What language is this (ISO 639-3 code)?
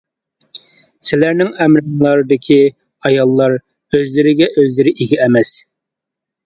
uig